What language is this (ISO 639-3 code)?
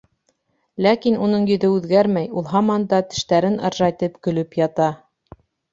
bak